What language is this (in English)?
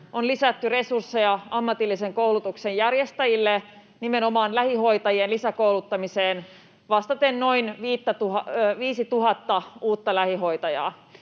Finnish